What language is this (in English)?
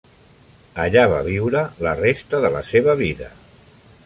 Catalan